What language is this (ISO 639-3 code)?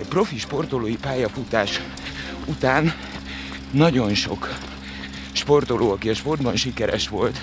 hun